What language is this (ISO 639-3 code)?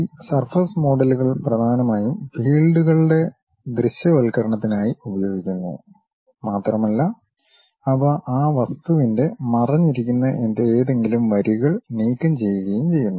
mal